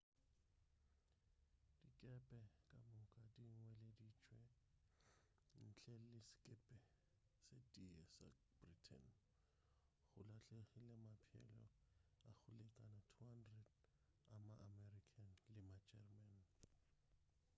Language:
Northern Sotho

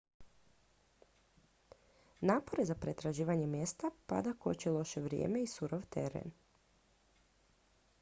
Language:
Croatian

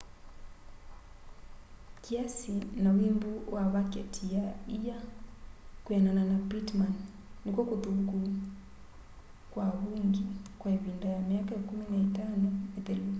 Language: Kamba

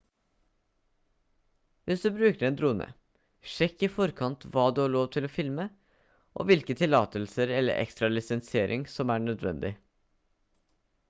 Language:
Norwegian Bokmål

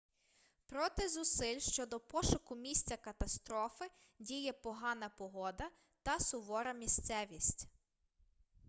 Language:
Ukrainian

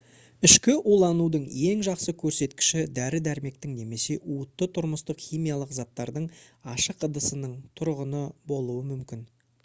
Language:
Kazakh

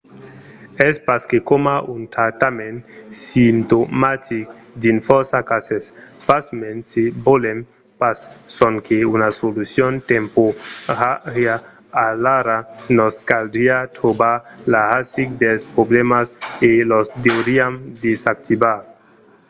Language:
Occitan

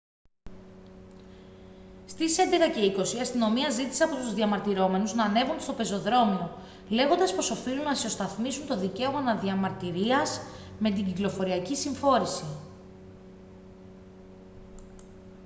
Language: Greek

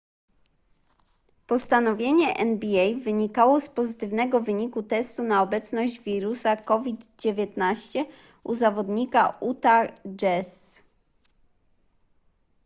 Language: Polish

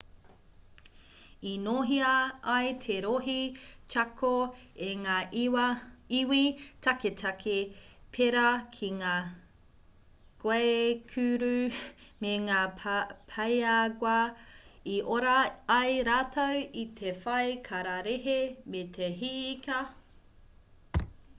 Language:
Māori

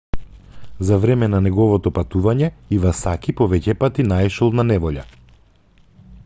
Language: Macedonian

